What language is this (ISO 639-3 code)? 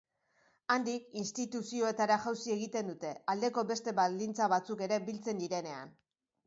eus